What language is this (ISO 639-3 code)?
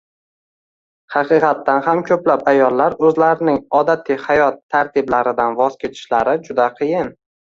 uzb